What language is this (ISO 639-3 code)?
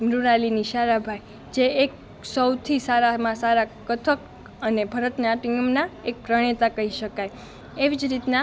guj